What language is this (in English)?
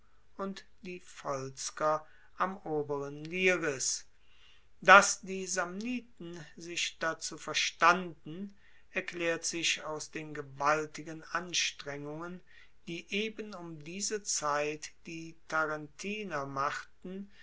German